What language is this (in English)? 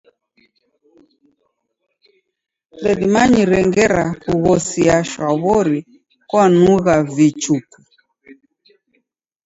Taita